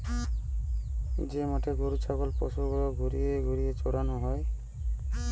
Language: Bangla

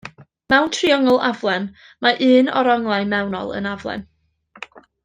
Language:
Welsh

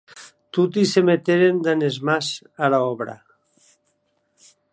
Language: Occitan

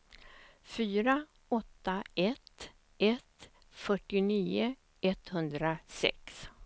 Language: Swedish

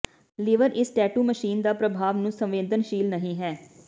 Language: Punjabi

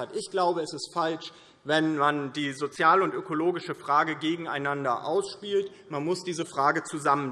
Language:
German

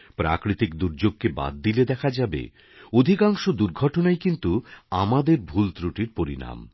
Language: Bangla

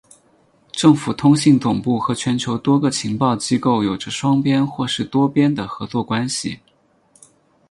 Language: Chinese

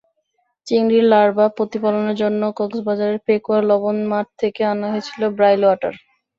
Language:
Bangla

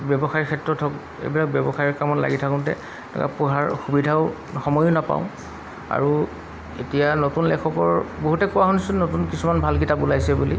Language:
Assamese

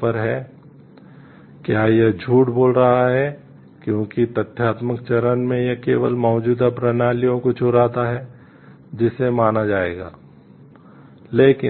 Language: Hindi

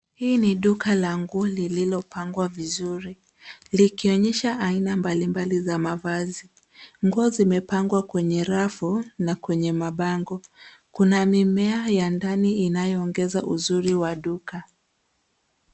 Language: Swahili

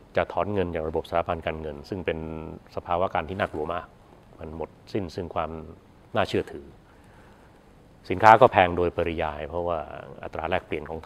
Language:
Thai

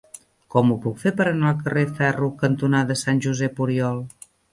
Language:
Catalan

